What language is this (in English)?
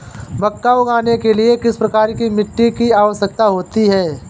Hindi